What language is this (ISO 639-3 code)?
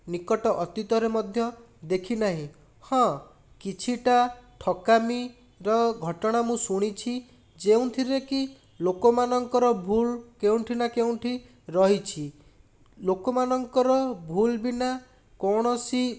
ori